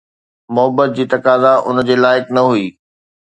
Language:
Sindhi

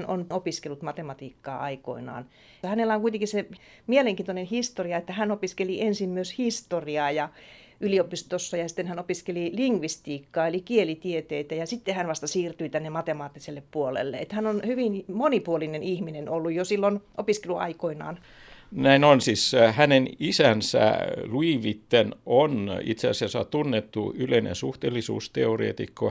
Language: Finnish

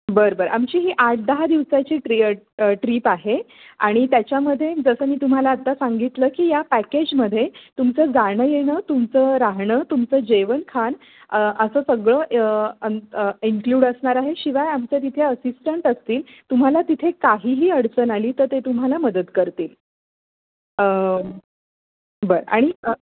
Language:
Marathi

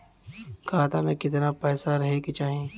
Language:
Bhojpuri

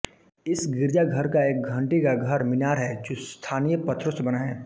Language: Hindi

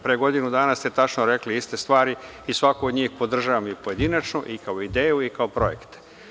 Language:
Serbian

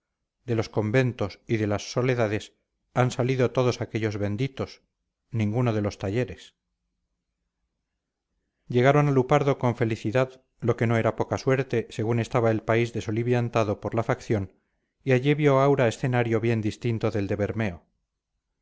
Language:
Spanish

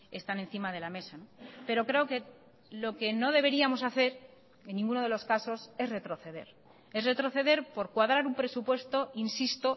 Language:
Spanish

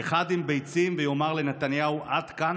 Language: Hebrew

